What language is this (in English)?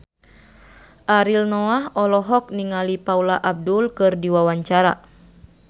Sundanese